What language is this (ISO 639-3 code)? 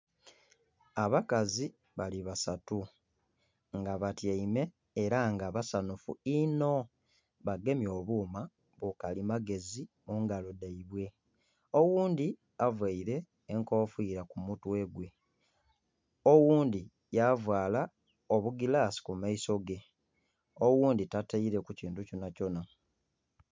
xog